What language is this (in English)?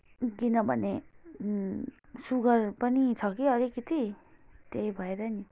Nepali